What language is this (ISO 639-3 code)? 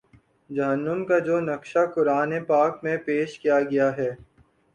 urd